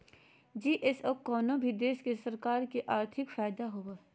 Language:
Magahi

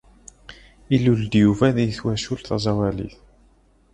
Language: Kabyle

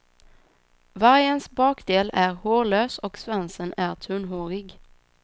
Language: Swedish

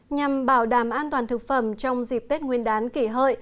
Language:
Vietnamese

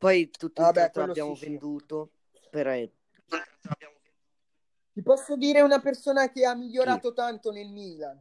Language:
Italian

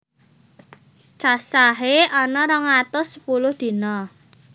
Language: Javanese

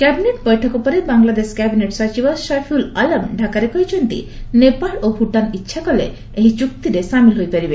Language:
Odia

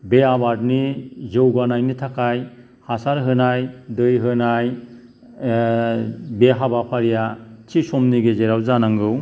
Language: Bodo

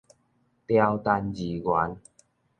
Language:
Min Nan Chinese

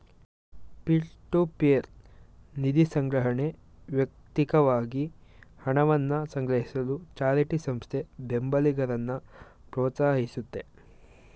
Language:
Kannada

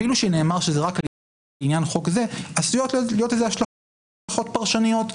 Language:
Hebrew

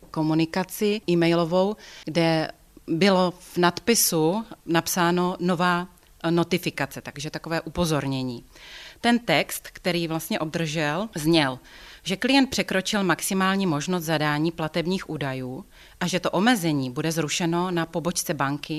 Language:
Czech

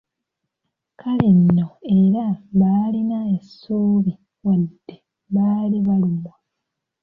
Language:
Ganda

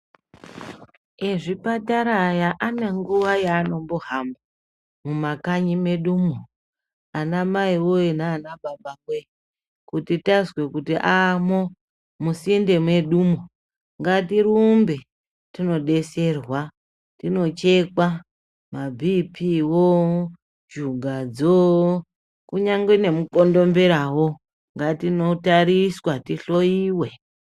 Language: Ndau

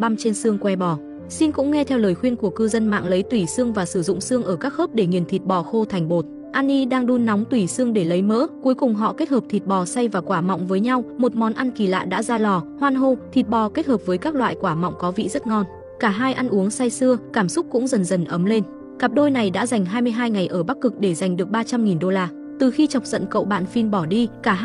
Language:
Vietnamese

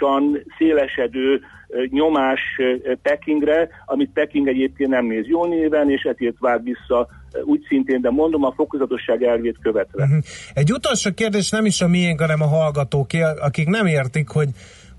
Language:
Hungarian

